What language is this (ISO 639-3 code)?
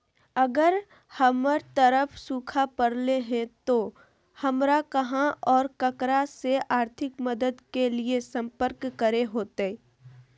mag